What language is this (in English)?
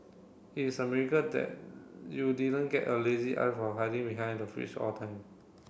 English